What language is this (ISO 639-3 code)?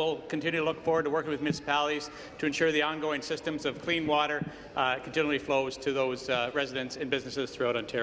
eng